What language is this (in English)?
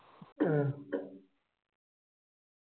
Malayalam